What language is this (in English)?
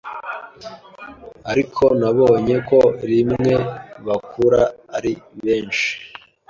Kinyarwanda